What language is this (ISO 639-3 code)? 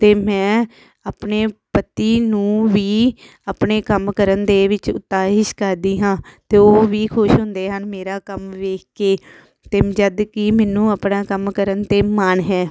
pan